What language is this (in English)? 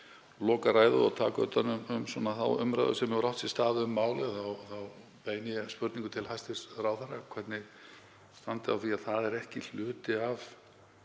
Icelandic